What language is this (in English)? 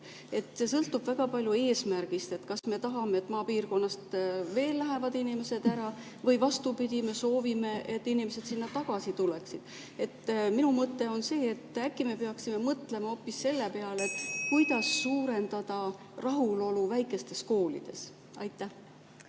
Estonian